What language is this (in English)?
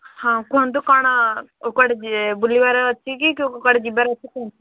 Odia